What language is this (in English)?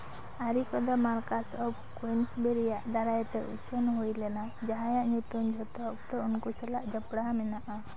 Santali